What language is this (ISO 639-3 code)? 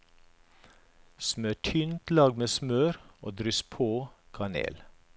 nor